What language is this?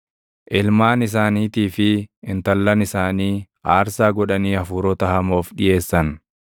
Oromo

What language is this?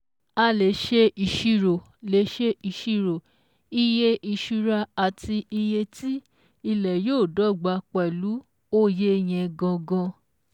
Yoruba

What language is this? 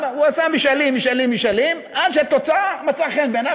Hebrew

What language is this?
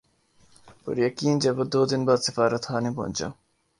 Urdu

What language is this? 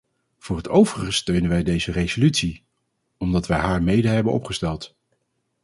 Dutch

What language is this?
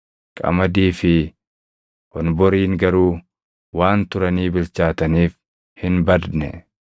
Oromo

